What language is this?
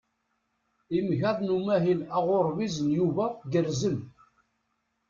Kabyle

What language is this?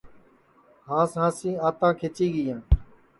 Sansi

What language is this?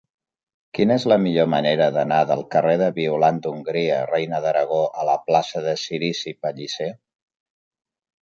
Catalan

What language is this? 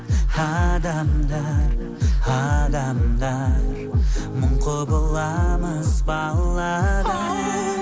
Kazakh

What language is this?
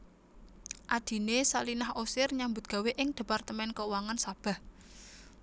Javanese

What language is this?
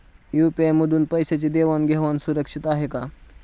Marathi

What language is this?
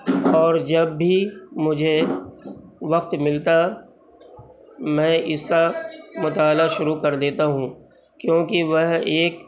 Urdu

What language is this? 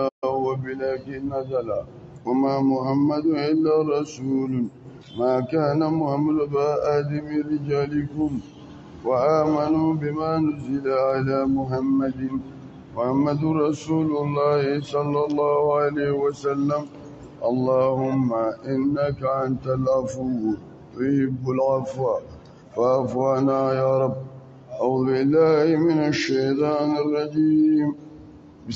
Arabic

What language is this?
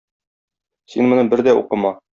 Tatar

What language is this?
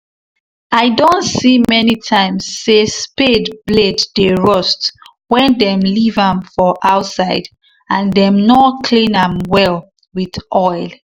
Nigerian Pidgin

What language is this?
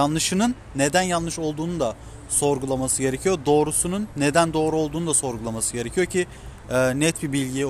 Turkish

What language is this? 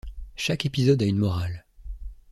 French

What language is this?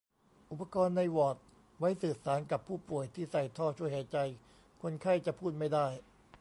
Thai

